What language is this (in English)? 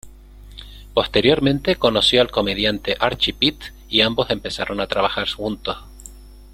Spanish